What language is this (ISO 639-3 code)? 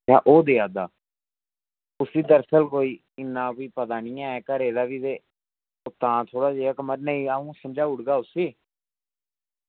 doi